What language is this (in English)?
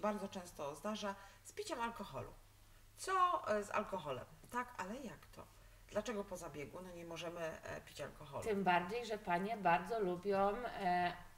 Polish